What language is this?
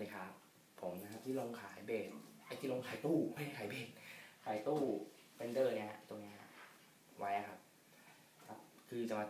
Thai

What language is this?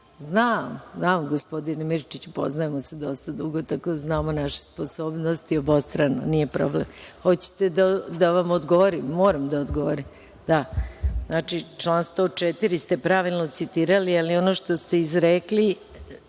Serbian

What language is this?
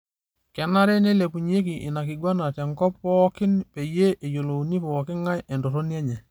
Masai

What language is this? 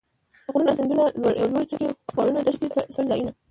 Pashto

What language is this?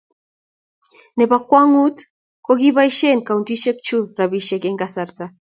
Kalenjin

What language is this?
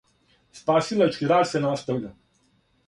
Serbian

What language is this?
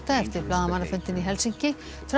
Icelandic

